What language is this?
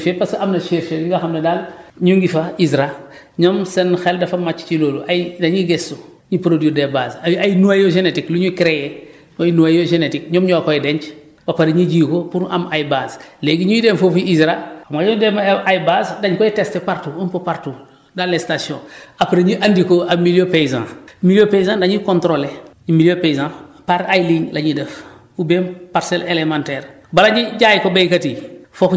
Wolof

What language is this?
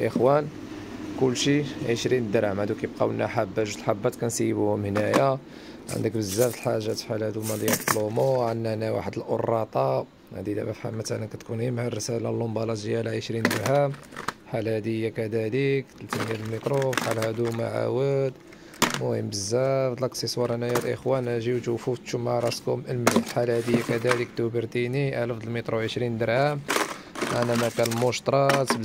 Arabic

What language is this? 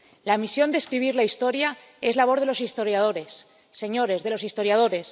Spanish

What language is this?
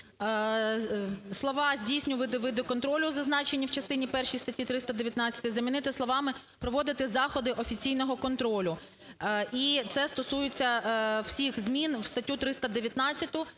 Ukrainian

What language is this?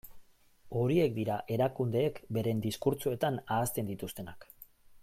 Basque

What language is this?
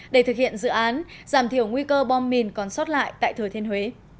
Vietnamese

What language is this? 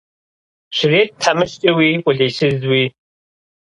Kabardian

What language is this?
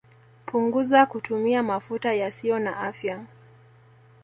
Swahili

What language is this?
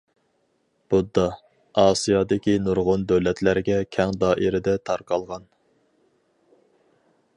Uyghur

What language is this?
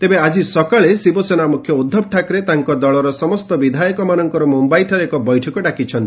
Odia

